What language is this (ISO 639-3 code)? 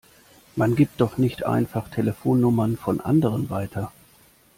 deu